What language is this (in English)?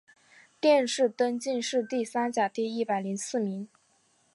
Chinese